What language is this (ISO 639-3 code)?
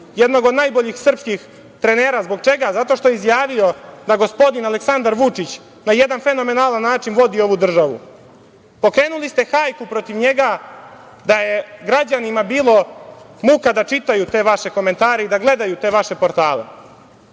srp